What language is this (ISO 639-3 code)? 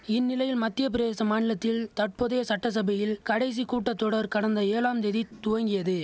tam